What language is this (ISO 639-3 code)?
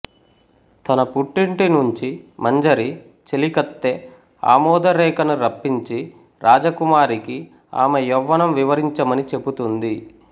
tel